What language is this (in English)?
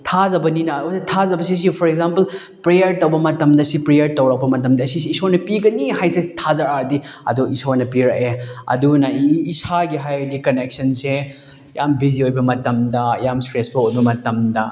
Manipuri